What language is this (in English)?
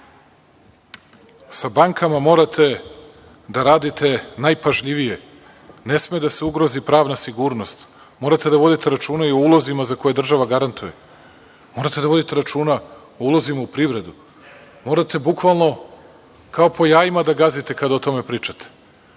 Serbian